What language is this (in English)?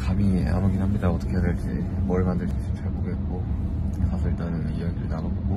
Korean